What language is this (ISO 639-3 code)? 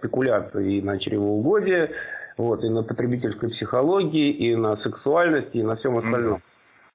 rus